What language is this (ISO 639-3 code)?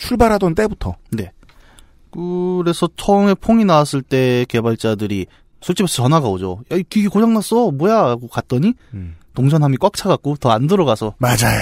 kor